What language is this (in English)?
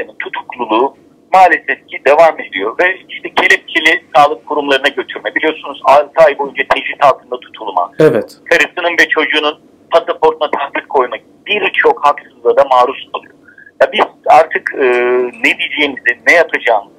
Turkish